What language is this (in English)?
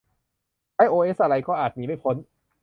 Thai